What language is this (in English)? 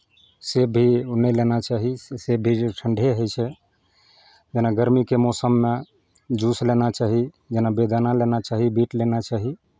Maithili